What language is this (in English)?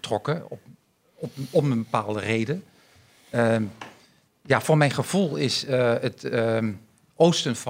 Dutch